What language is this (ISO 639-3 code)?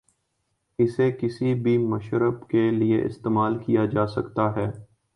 urd